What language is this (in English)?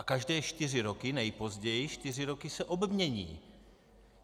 Czech